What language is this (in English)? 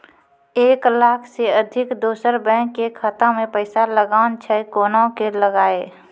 Maithili